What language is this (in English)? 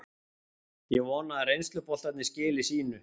Icelandic